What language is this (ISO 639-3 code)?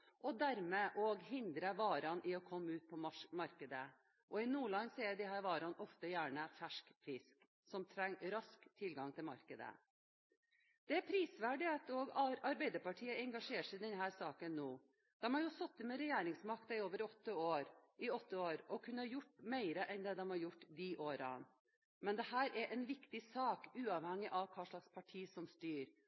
nob